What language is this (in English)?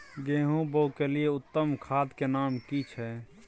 Maithili